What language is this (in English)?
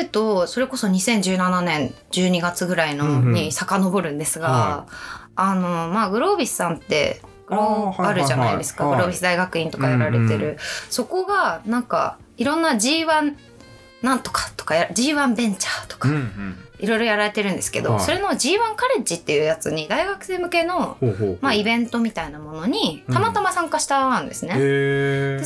Japanese